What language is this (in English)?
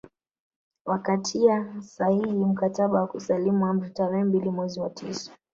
Swahili